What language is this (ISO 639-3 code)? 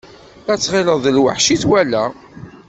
kab